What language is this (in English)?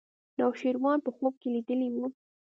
Pashto